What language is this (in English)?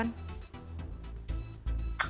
Indonesian